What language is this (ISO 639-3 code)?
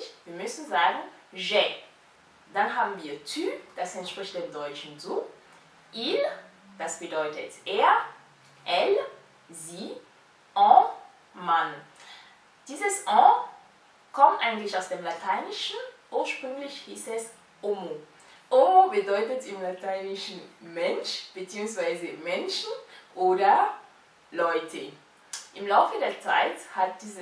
deu